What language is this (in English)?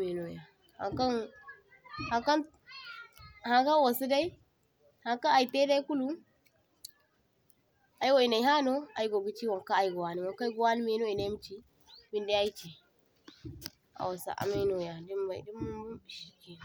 Zarma